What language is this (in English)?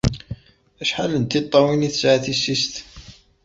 Kabyle